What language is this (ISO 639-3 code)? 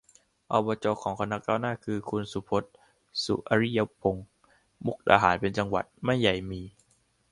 tha